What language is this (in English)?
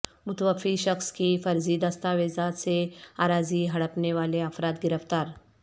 Urdu